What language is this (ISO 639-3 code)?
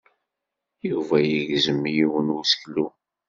kab